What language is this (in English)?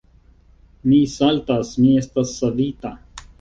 Esperanto